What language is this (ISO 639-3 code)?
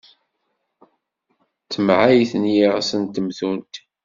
kab